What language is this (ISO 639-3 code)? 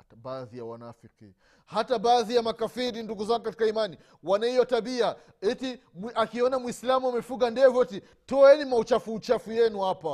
swa